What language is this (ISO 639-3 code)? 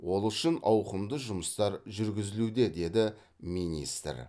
kaz